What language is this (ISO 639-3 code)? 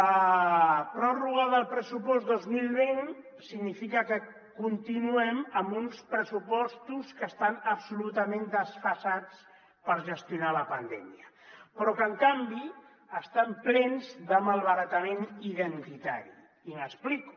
cat